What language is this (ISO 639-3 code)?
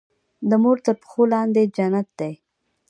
pus